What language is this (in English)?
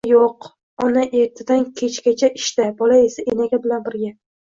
Uzbek